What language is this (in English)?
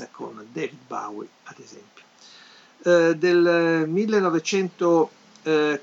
Italian